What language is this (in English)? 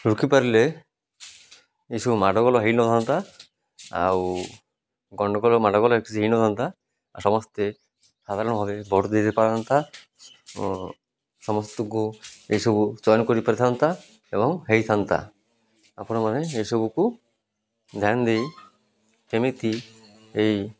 Odia